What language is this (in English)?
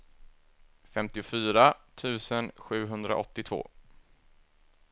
Swedish